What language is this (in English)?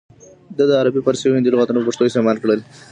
Pashto